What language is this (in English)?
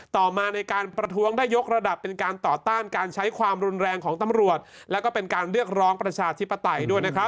Thai